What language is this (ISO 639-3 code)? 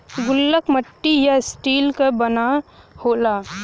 bho